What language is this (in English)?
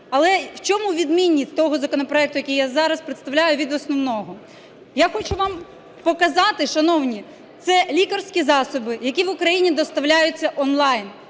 Ukrainian